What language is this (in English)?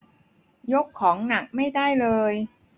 Thai